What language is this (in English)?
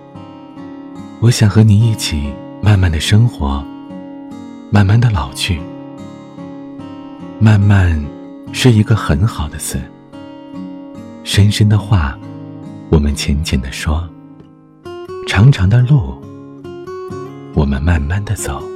Chinese